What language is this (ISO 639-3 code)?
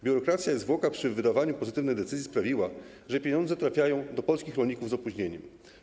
pol